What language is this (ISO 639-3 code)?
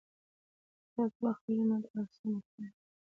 pus